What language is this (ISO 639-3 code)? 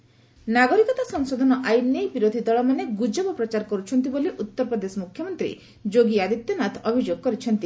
ori